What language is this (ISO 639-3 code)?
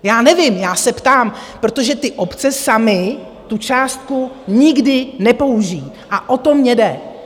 ces